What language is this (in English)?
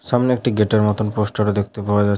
Bangla